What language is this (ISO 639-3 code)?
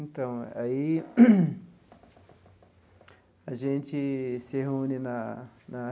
por